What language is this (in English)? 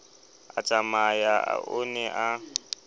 Southern Sotho